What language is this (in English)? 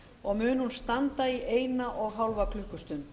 Icelandic